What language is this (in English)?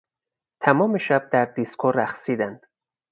Persian